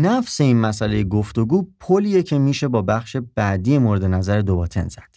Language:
Persian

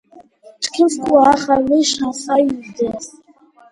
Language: Georgian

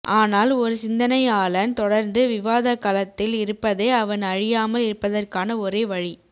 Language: Tamil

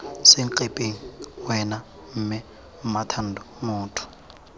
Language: Tswana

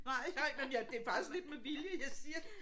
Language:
Danish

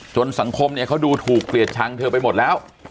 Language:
Thai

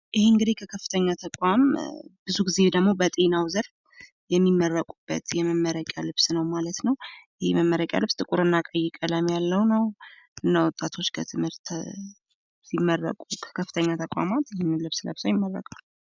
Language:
Amharic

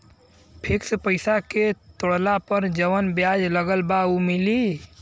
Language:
Bhojpuri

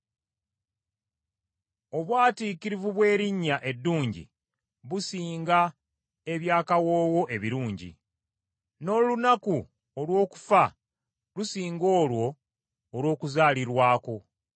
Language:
Ganda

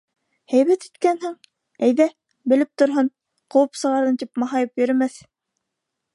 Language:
Bashkir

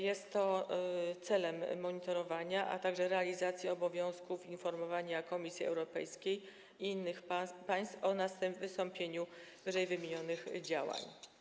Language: Polish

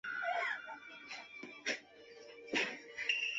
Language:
Chinese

